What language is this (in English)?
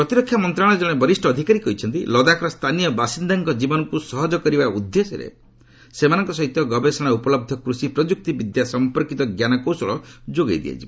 Odia